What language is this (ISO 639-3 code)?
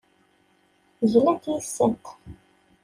kab